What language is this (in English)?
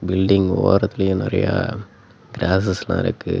Tamil